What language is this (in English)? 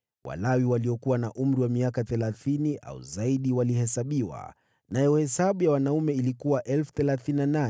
Swahili